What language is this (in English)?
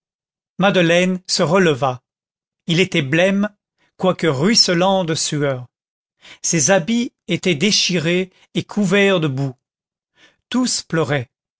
French